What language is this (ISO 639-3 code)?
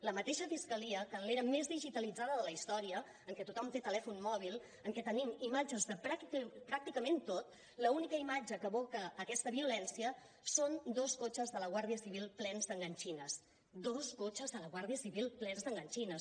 cat